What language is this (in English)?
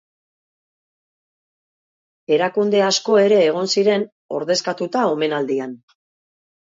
Basque